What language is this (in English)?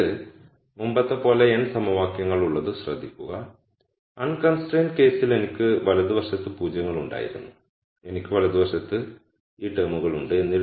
Malayalam